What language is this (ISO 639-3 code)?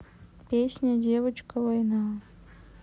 rus